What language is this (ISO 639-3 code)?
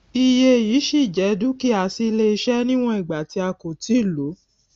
yor